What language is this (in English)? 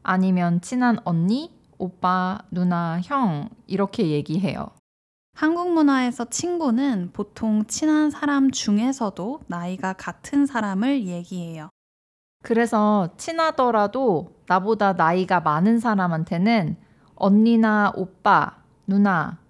Korean